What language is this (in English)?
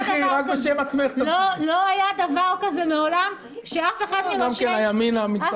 Hebrew